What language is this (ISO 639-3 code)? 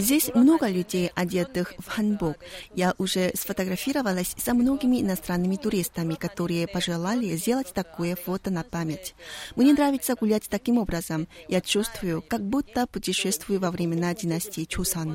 rus